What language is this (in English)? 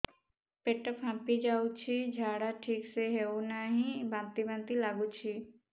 Odia